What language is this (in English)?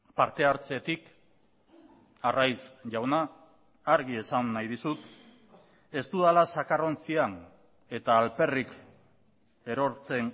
Basque